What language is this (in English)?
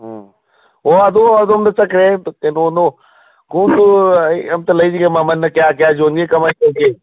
Manipuri